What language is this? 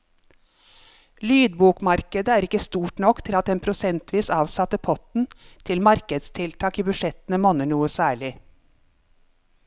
Norwegian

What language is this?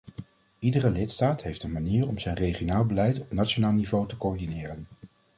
Dutch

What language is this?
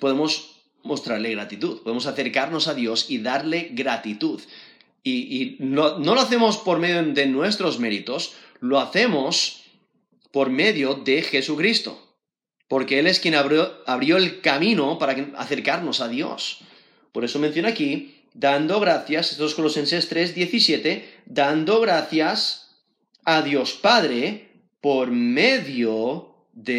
Spanish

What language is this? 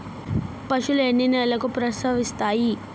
Telugu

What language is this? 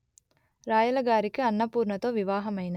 Telugu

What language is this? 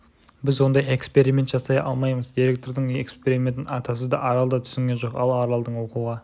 Kazakh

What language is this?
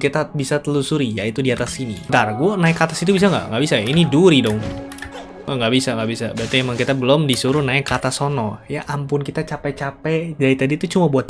Indonesian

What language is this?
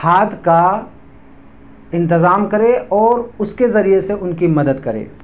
Urdu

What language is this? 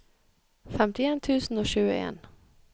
Norwegian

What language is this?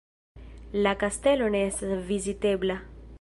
Esperanto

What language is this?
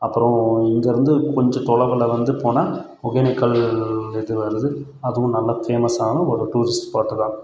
Tamil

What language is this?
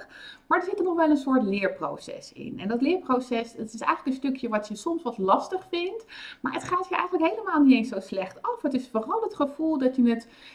Dutch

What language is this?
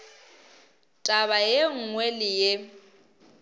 Northern Sotho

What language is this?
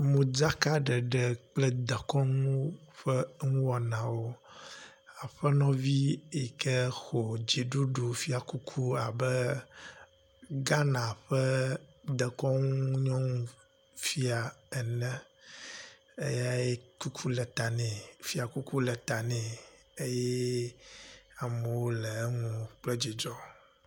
Ewe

